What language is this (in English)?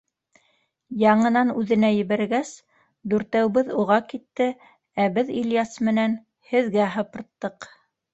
Bashkir